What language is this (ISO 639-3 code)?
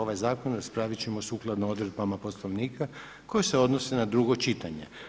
hrv